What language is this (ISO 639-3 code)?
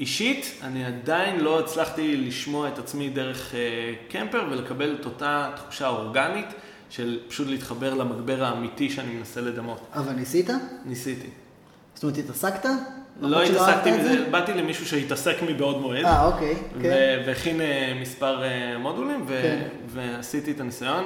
heb